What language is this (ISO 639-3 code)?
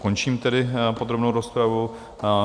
ces